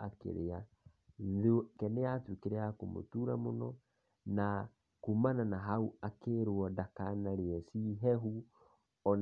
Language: Kikuyu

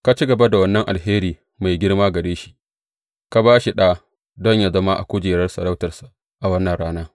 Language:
Hausa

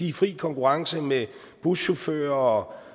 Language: Danish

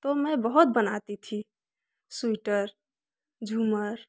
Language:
Hindi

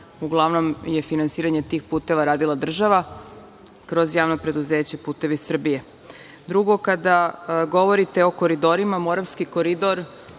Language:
Serbian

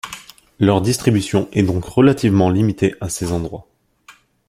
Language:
French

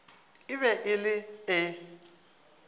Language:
Northern Sotho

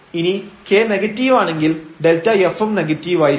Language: Malayalam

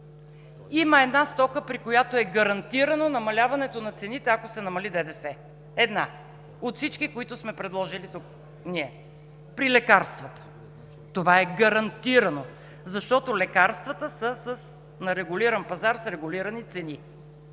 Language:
Bulgarian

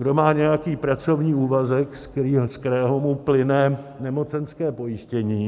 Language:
Czech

